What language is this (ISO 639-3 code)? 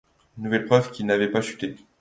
fra